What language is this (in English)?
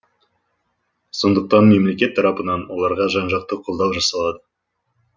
Kazakh